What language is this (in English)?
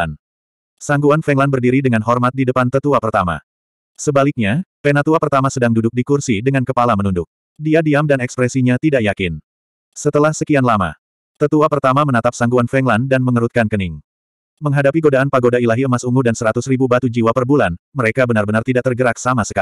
Indonesian